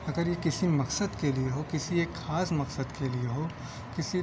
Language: Urdu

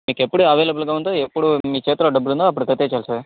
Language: Telugu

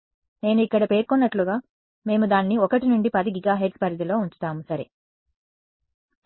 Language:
Telugu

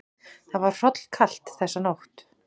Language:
Icelandic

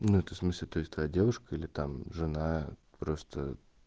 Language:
Russian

